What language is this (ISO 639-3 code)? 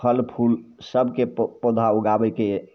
mai